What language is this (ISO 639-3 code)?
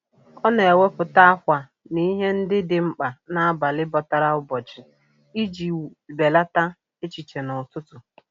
ibo